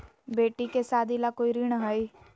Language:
Magahi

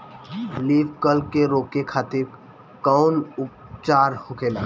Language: Bhojpuri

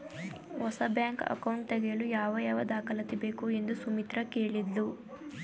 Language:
Kannada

